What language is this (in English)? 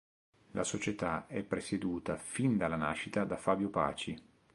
Italian